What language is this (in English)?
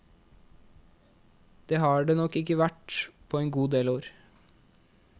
Norwegian